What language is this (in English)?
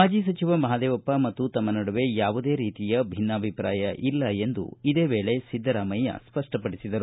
Kannada